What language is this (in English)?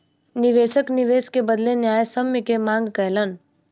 Maithili